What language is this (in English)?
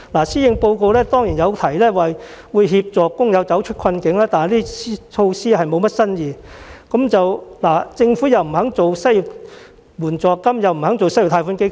Cantonese